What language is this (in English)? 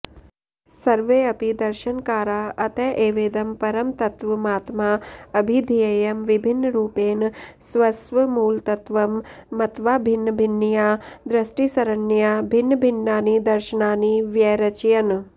Sanskrit